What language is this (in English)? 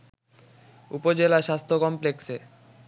Bangla